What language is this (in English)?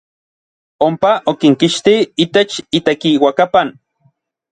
Orizaba Nahuatl